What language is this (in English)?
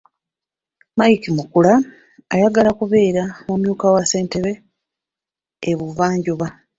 Ganda